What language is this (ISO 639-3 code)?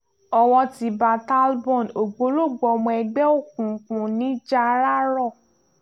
yor